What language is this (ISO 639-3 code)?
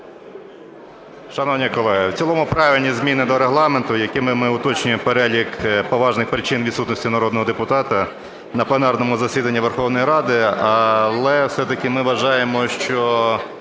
ukr